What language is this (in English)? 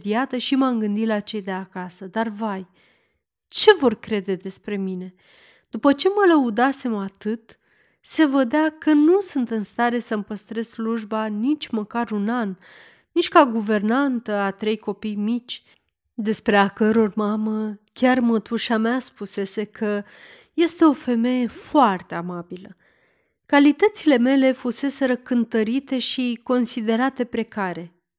Romanian